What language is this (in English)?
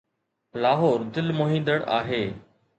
Sindhi